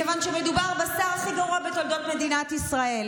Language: Hebrew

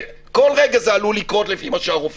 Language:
Hebrew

